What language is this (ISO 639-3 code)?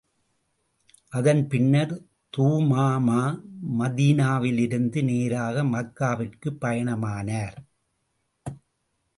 tam